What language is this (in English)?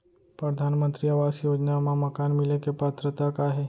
Chhattisgarhi